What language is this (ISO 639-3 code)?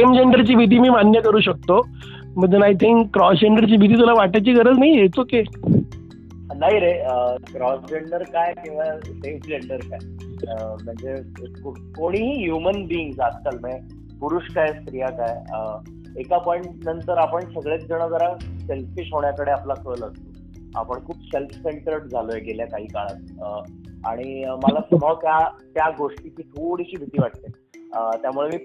mar